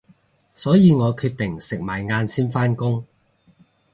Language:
Cantonese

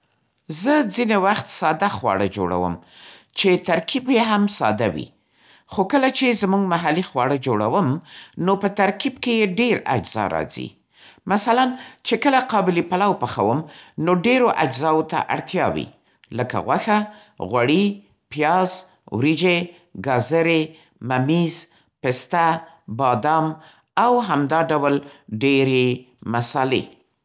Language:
Central Pashto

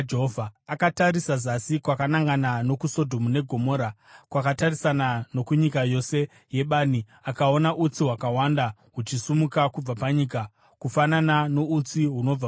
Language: Shona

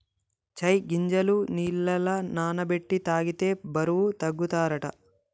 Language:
Telugu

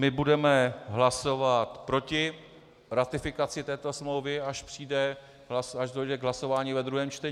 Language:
Czech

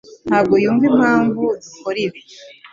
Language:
Kinyarwanda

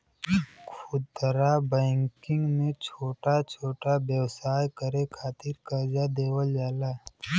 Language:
Bhojpuri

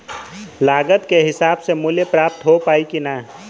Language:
Bhojpuri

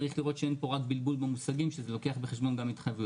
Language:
Hebrew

